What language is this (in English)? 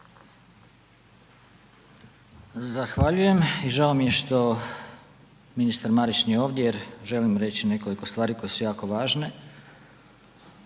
Croatian